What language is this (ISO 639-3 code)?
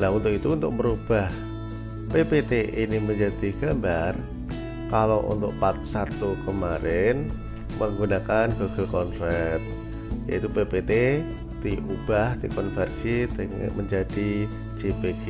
ind